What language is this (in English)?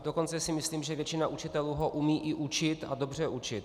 Czech